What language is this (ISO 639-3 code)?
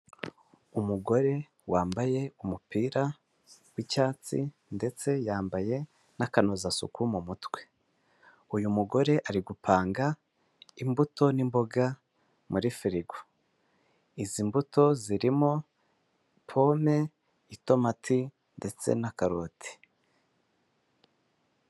kin